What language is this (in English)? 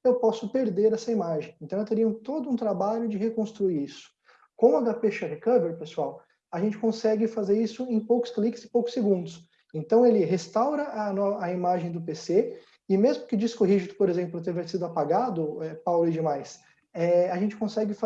Portuguese